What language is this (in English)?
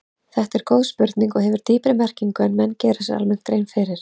Icelandic